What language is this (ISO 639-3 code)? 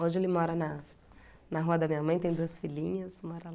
por